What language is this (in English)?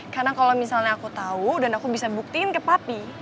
Indonesian